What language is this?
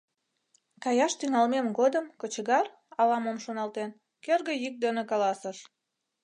Mari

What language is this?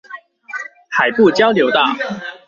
Chinese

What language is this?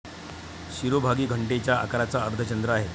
Marathi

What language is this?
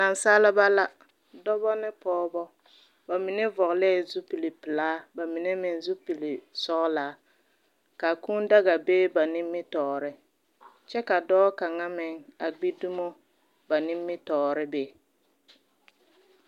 Southern Dagaare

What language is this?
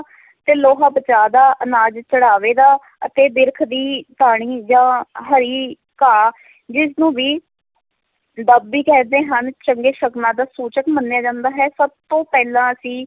Punjabi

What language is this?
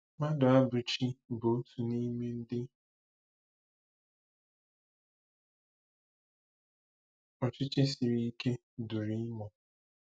Igbo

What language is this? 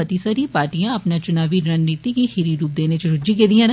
Dogri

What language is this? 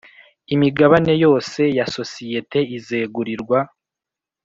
Kinyarwanda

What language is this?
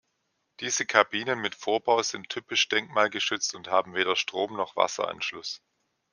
German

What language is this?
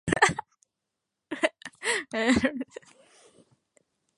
Yoruba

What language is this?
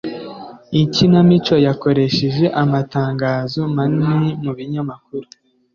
Kinyarwanda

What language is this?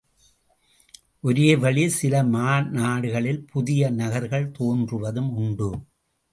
Tamil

